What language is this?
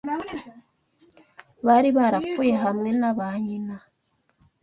Kinyarwanda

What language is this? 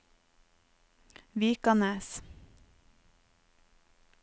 Norwegian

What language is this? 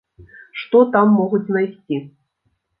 Belarusian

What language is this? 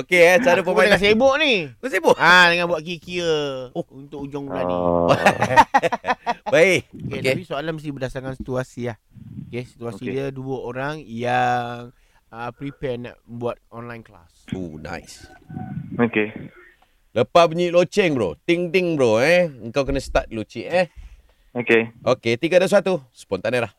Malay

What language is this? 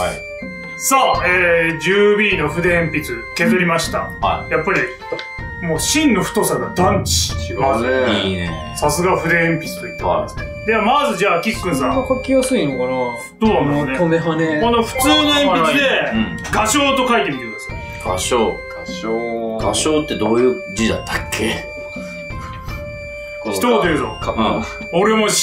Japanese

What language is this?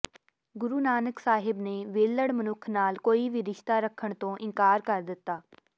Punjabi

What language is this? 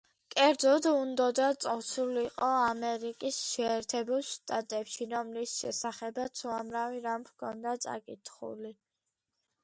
Georgian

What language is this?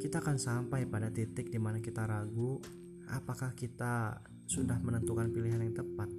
Indonesian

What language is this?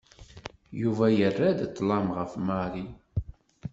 Kabyle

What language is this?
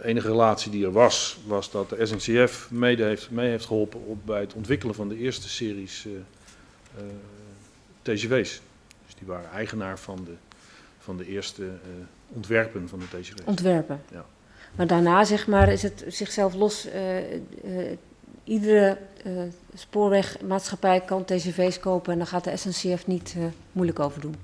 Dutch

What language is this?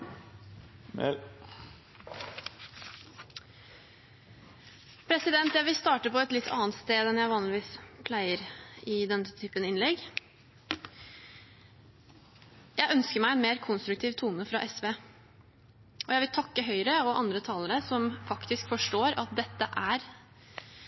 Norwegian Bokmål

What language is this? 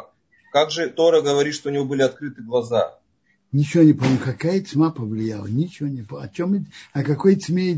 Russian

